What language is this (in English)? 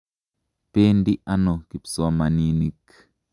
Kalenjin